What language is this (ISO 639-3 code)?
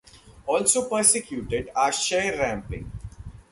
eng